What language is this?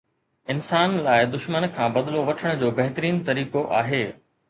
Sindhi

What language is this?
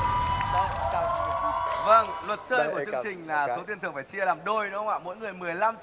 Vietnamese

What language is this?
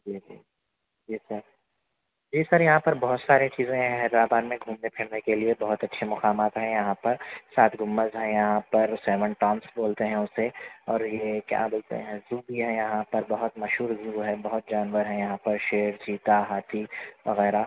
Urdu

